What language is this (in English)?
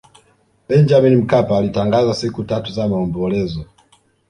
Swahili